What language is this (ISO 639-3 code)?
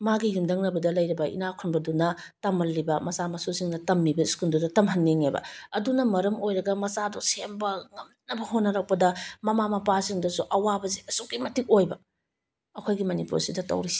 mni